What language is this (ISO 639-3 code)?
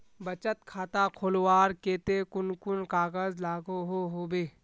mag